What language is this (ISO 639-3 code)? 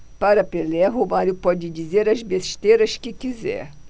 por